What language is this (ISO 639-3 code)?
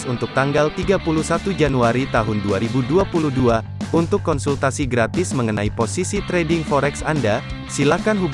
ind